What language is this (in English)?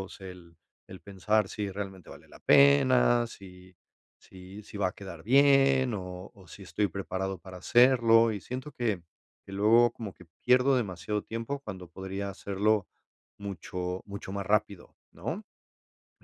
Spanish